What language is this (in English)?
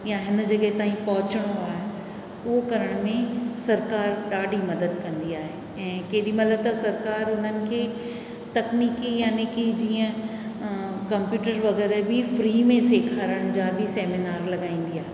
Sindhi